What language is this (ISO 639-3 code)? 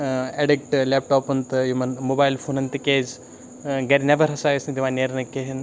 kas